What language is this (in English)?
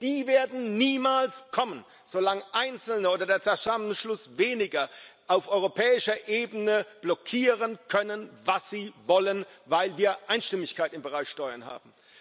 German